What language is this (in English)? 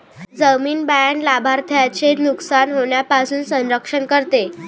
Marathi